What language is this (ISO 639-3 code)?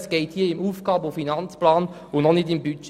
gsw